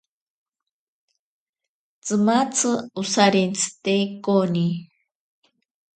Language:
Ashéninka Perené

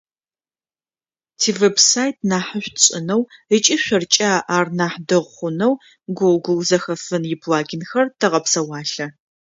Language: Adyghe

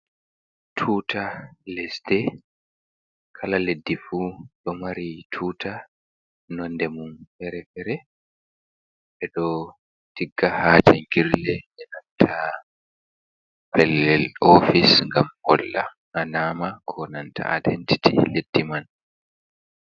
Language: Fula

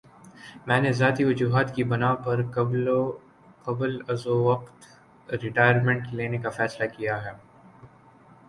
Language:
Urdu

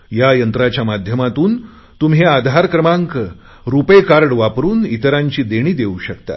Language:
Marathi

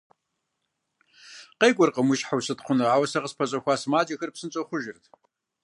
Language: Kabardian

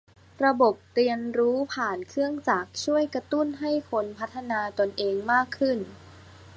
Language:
Thai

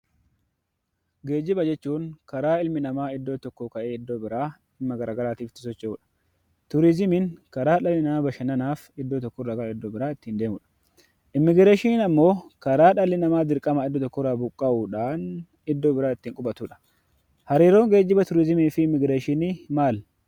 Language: Oromo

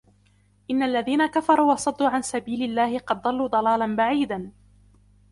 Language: Arabic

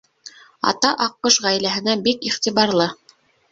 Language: Bashkir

